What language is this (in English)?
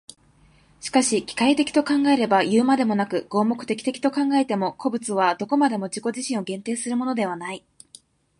Japanese